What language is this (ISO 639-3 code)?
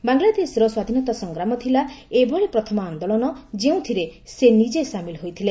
ori